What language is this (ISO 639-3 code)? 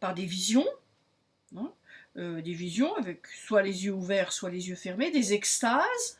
fra